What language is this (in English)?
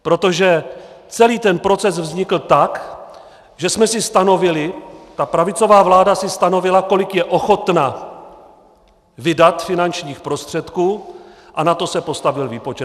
Czech